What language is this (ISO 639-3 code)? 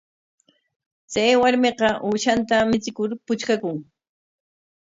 qwa